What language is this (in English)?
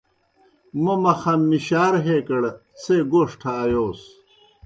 Kohistani Shina